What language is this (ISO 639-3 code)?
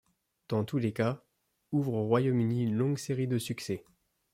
fra